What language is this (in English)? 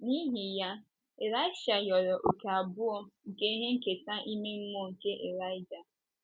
Igbo